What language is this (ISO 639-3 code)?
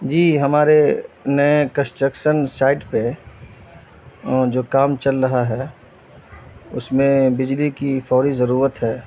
urd